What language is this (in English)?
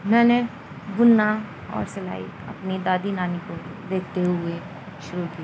Urdu